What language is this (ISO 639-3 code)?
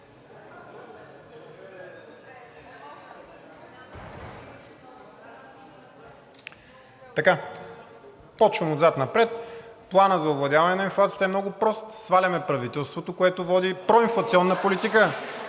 bul